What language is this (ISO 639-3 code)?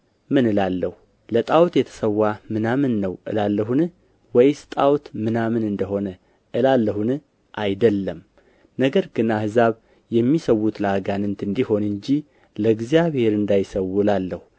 amh